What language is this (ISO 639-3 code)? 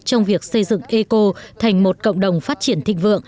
vie